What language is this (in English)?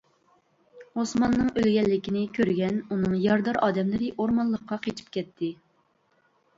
Uyghur